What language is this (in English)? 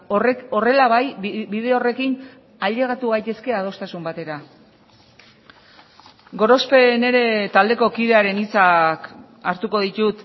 Basque